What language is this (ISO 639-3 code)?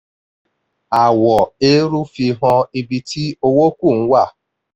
yor